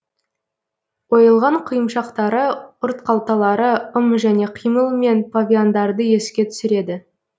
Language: Kazakh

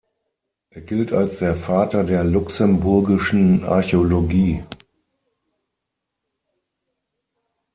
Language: German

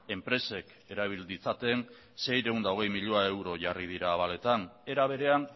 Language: Basque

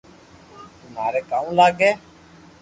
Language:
Loarki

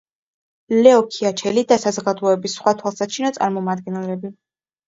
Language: Georgian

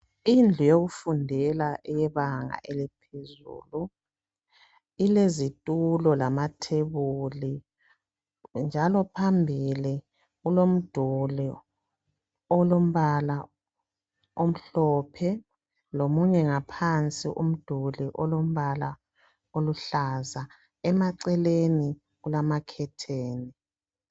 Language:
North Ndebele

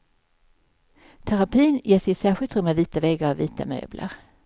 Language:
Swedish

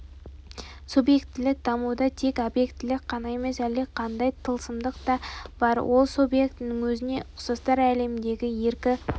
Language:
Kazakh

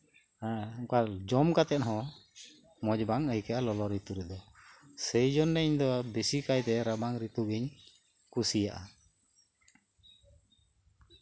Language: Santali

